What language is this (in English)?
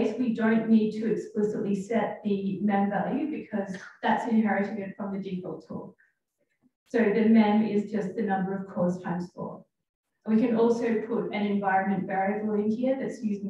English